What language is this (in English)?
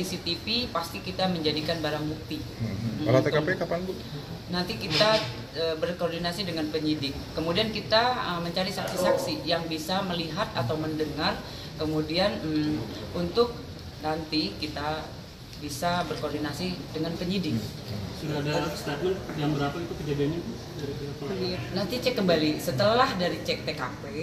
Indonesian